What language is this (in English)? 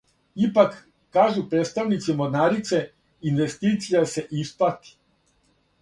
Serbian